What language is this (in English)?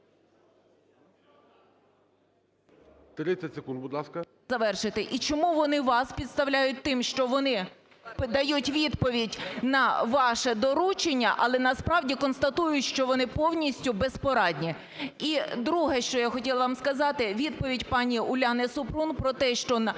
Ukrainian